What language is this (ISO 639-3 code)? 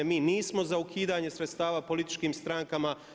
hrv